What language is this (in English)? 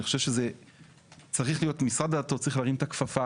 Hebrew